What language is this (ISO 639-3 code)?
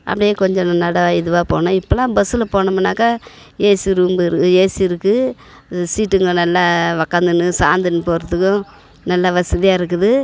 tam